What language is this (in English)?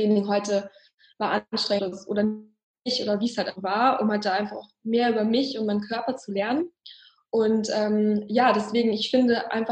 German